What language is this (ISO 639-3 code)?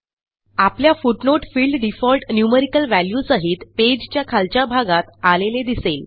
mar